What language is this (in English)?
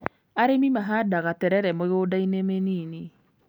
Kikuyu